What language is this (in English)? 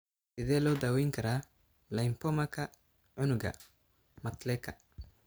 Somali